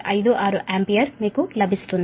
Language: Telugu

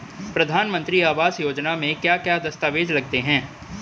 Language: Hindi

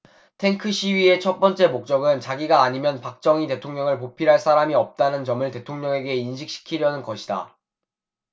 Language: Korean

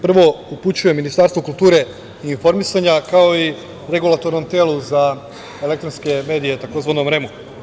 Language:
Serbian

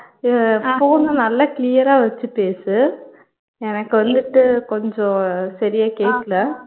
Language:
Tamil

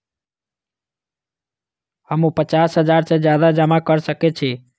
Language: Maithili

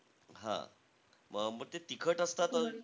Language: Marathi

